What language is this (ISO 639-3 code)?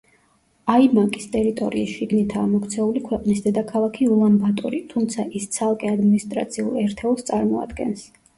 kat